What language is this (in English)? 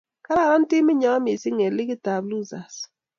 Kalenjin